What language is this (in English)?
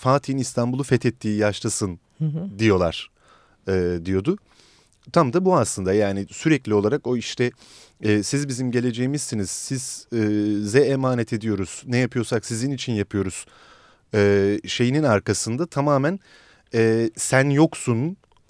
Turkish